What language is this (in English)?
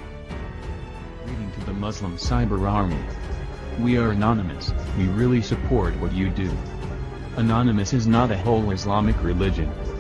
Indonesian